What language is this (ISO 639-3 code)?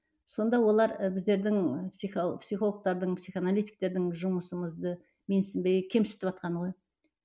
kaz